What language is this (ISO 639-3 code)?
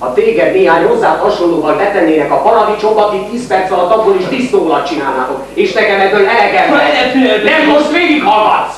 hun